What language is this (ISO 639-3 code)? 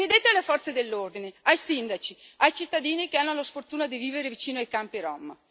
ita